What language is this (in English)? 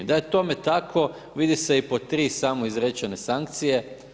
Croatian